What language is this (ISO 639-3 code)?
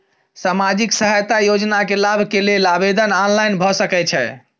mai